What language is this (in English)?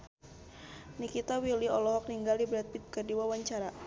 Sundanese